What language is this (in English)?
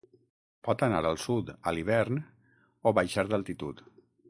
Catalan